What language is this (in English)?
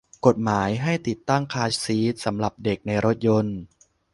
Thai